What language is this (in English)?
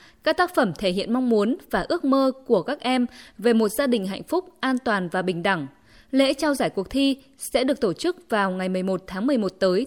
Vietnamese